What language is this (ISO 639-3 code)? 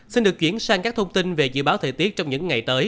vie